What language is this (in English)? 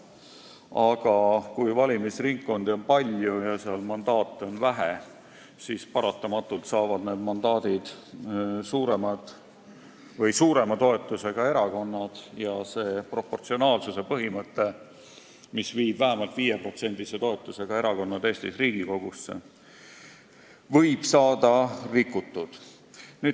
Estonian